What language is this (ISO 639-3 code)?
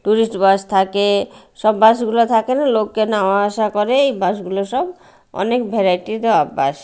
ben